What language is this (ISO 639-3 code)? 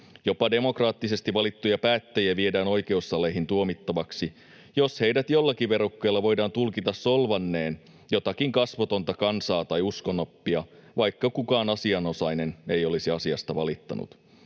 fin